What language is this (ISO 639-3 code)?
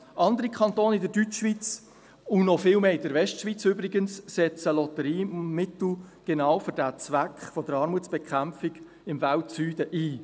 gsw